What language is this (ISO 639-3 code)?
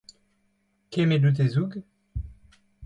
bre